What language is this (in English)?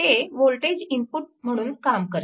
Marathi